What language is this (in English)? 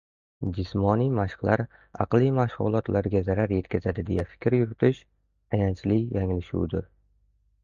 Uzbek